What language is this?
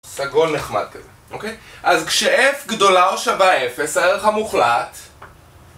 Hebrew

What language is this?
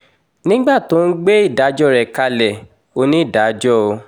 Yoruba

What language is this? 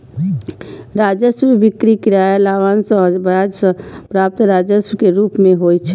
Maithili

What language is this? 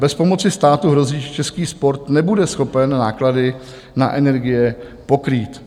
Czech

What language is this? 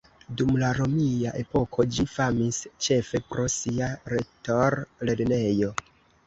Esperanto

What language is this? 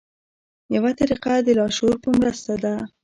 Pashto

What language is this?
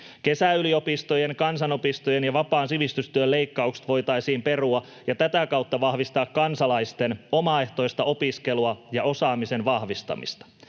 Finnish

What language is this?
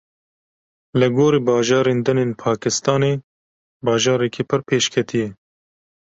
Kurdish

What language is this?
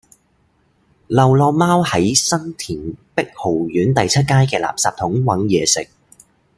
Cantonese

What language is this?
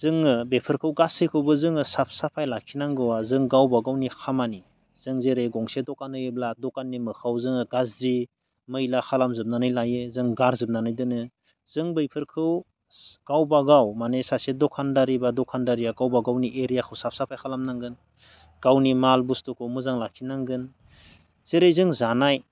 Bodo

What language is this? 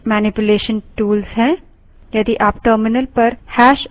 Hindi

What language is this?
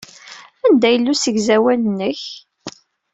Kabyle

